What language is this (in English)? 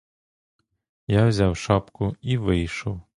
Ukrainian